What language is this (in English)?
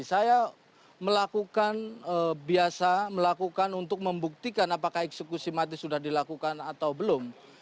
Indonesian